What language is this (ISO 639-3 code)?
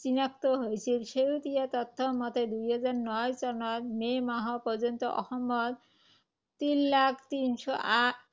asm